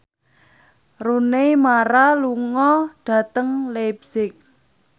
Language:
Javanese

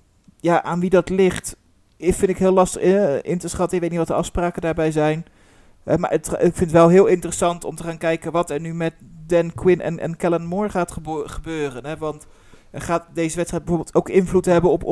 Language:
Dutch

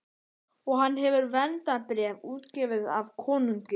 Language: Icelandic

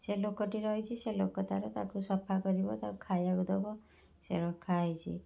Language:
Odia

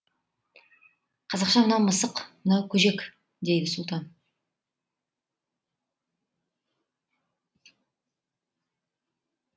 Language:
Kazakh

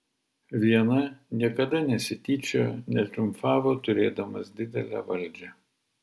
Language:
Lithuanian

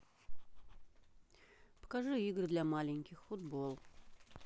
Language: Russian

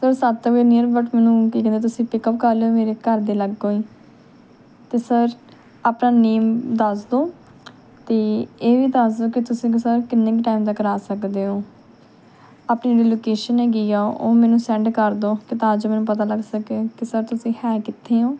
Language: Punjabi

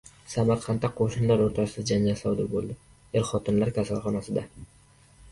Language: Uzbek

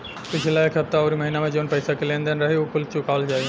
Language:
Bhojpuri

